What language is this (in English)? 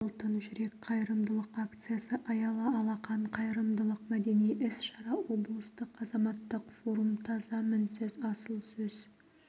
Kazakh